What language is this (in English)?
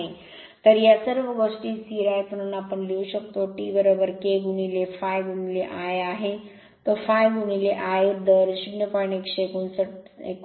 Marathi